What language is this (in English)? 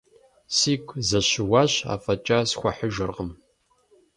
Kabardian